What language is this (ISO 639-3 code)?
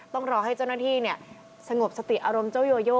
tha